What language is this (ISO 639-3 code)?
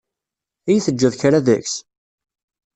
kab